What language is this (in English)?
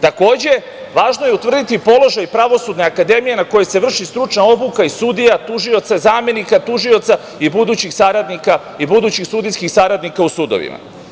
Serbian